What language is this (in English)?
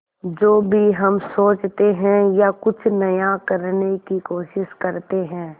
Hindi